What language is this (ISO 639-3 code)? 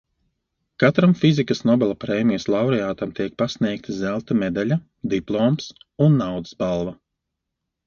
lav